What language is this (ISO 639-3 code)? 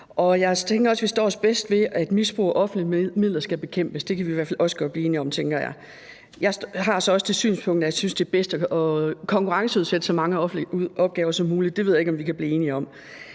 dan